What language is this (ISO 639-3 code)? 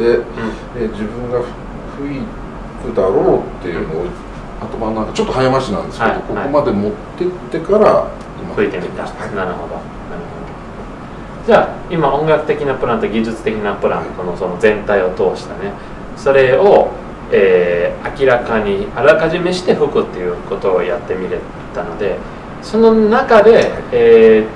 jpn